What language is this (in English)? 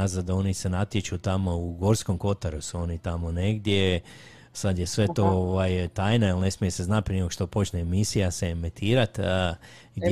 Croatian